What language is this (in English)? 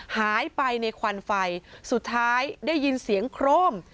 Thai